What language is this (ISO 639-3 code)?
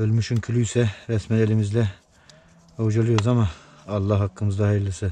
tur